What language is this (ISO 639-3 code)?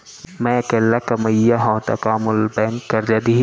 hne